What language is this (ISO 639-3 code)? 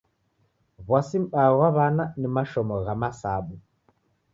dav